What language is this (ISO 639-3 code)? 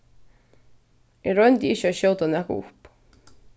fao